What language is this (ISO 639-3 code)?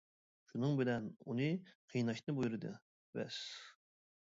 uig